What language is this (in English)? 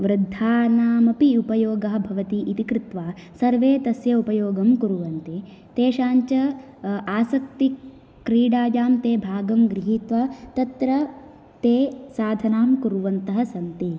Sanskrit